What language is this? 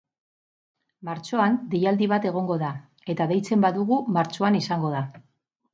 Basque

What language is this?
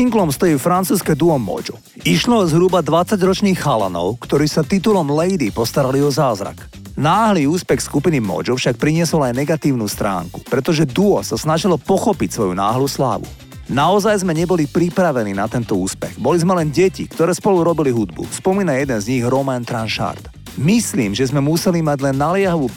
Slovak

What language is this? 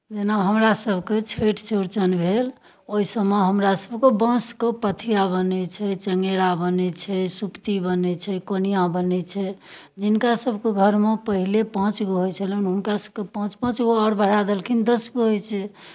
Maithili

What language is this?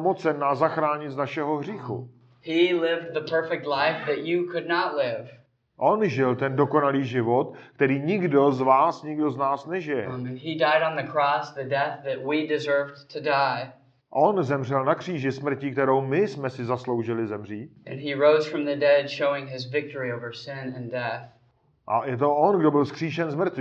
Czech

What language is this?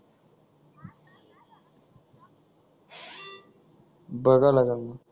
Marathi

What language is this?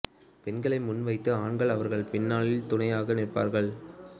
Tamil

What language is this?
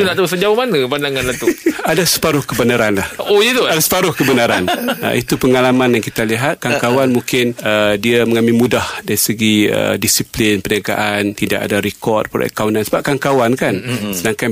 Malay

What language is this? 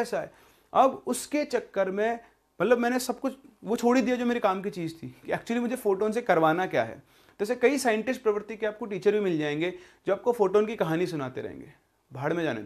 Hindi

